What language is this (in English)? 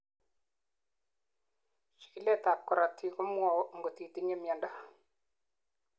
Kalenjin